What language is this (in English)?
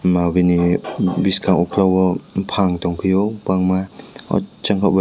Kok Borok